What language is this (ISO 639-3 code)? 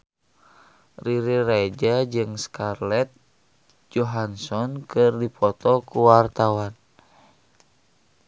sun